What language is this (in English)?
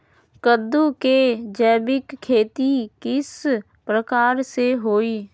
Magahi